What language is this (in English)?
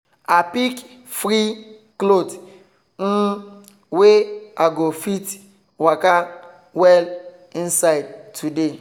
Nigerian Pidgin